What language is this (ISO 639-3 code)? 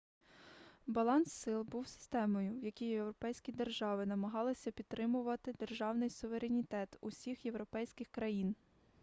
ukr